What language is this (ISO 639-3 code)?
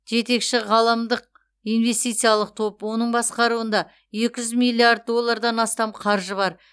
kaz